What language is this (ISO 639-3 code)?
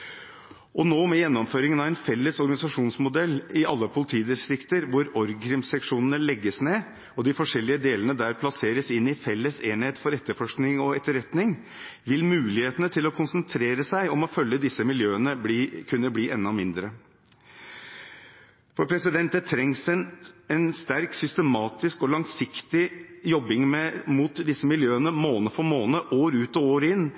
nob